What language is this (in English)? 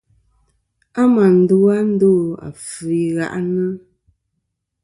Kom